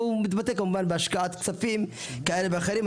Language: Hebrew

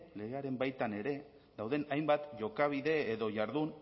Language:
Basque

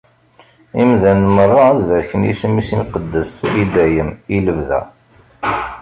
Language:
Kabyle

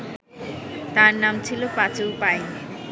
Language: Bangla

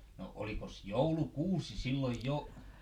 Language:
Finnish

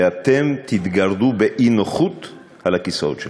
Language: Hebrew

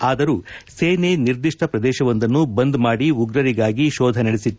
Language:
Kannada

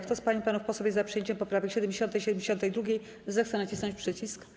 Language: Polish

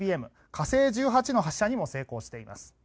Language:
Japanese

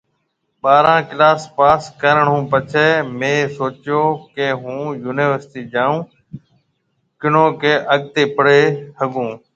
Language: Marwari (Pakistan)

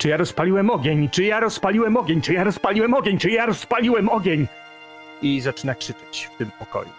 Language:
Polish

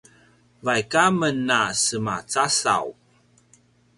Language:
Paiwan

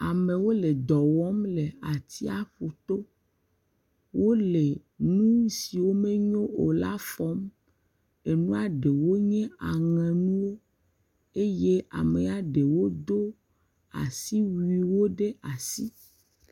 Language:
Ewe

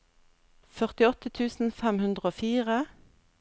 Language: Norwegian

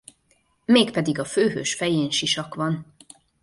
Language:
Hungarian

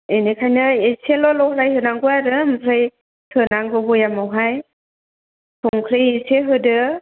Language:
Bodo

